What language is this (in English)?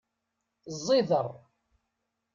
Kabyle